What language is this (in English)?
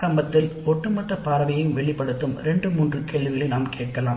Tamil